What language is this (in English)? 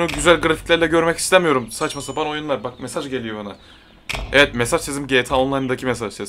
Turkish